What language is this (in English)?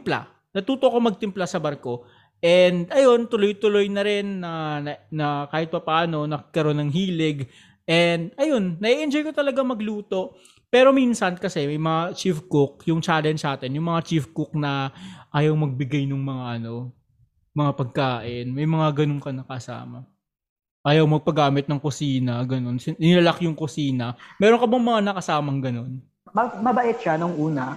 Filipino